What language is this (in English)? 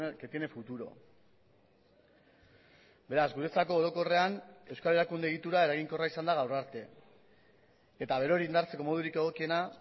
Basque